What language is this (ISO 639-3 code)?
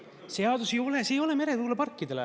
est